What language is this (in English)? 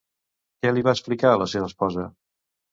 Catalan